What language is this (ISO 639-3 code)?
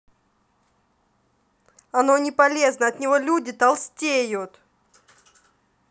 rus